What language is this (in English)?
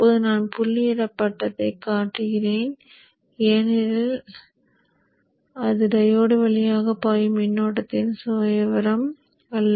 Tamil